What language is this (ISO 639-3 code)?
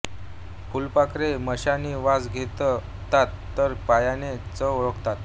mar